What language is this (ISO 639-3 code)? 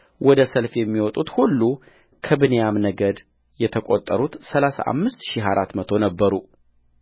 amh